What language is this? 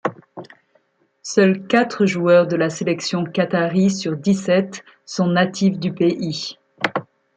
French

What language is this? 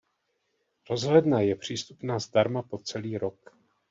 Czech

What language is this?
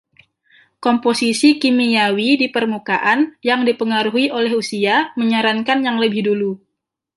Indonesian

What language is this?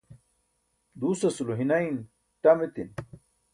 Burushaski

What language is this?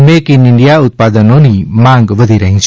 Gujarati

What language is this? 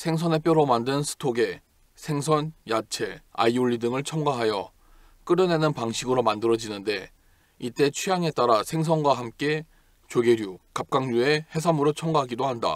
Korean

